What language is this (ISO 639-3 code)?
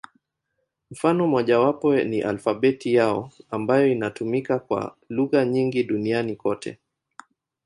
swa